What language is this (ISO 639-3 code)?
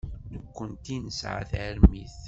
kab